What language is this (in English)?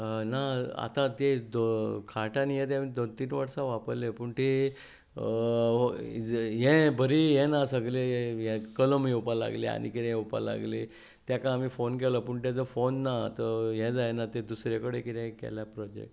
Konkani